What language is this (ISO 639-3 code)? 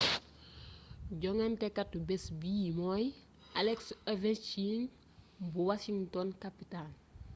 wol